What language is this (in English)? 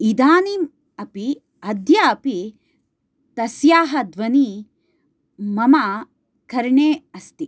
Sanskrit